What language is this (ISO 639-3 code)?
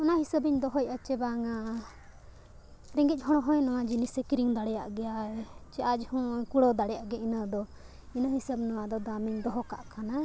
sat